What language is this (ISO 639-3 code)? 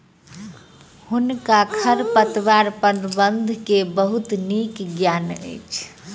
mai